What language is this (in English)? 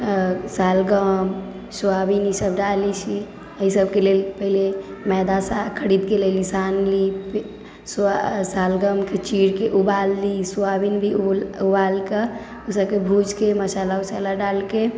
Maithili